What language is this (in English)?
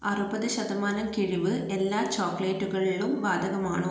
Malayalam